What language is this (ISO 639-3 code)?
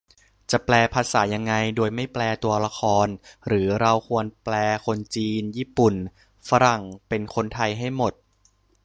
tha